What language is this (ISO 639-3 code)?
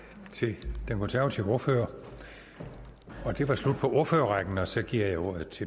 dan